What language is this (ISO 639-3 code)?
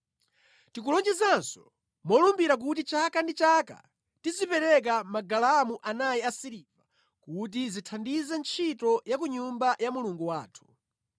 nya